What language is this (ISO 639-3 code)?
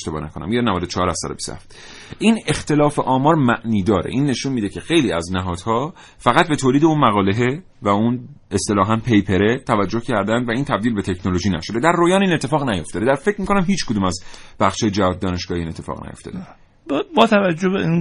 fas